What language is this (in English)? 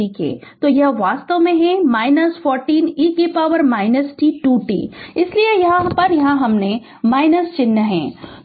Hindi